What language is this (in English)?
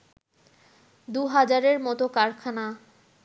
Bangla